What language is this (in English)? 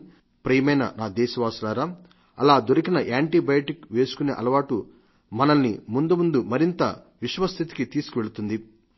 Telugu